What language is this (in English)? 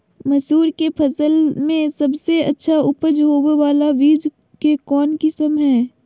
Magahi